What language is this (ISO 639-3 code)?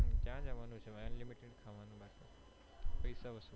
guj